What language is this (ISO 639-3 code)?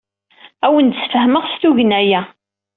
kab